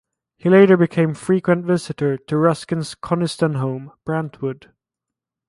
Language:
English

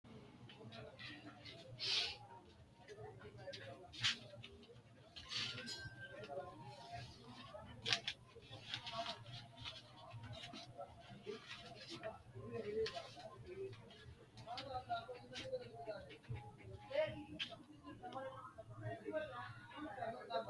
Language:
Sidamo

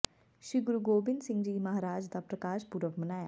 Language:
Punjabi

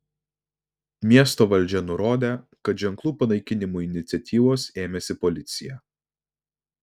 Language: Lithuanian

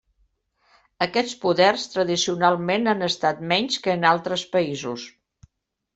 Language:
Catalan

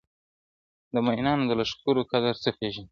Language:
Pashto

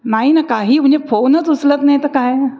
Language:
Marathi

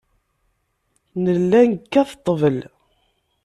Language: Kabyle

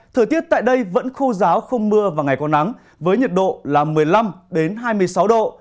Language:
Vietnamese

